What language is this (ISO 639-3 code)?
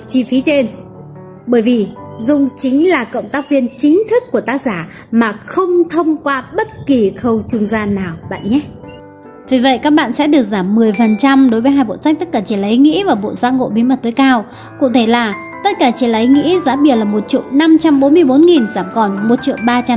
vie